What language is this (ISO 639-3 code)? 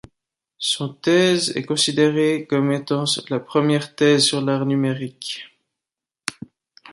fra